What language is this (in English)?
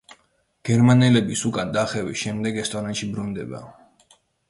Georgian